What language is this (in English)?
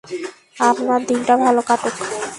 Bangla